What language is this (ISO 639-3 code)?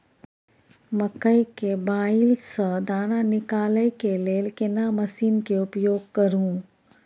mai